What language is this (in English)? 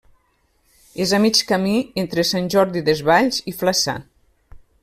Catalan